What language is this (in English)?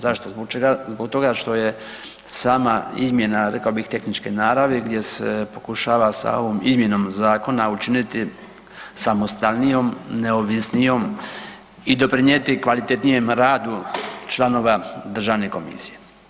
Croatian